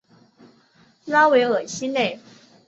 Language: Chinese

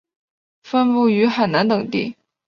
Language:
Chinese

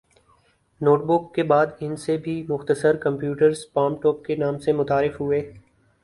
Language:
Urdu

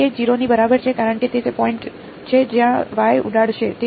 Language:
Gujarati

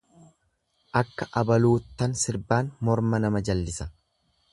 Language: Oromo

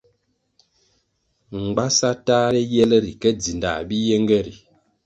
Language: Kwasio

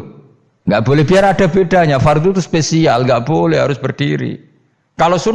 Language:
Indonesian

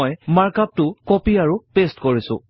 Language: Assamese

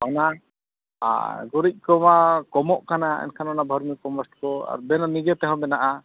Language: Santali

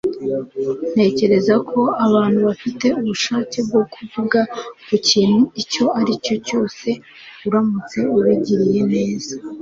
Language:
Kinyarwanda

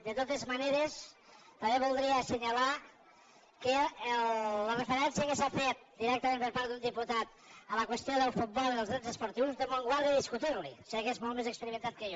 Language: Catalan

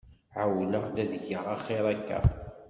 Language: Kabyle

